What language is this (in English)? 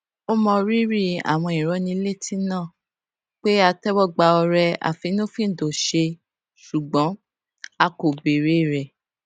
Yoruba